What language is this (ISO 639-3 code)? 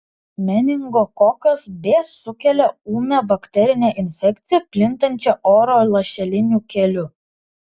lit